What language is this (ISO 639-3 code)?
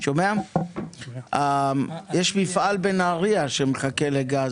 heb